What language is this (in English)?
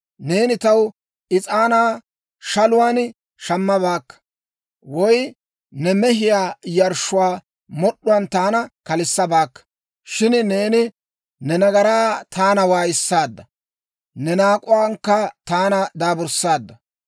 Dawro